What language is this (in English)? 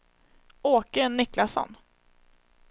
Swedish